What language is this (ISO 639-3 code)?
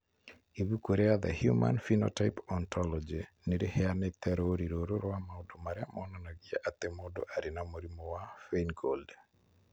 kik